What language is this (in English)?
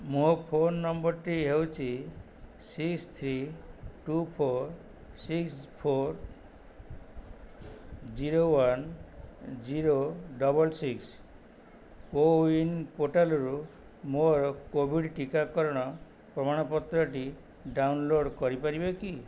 Odia